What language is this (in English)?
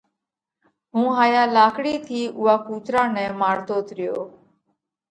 Parkari Koli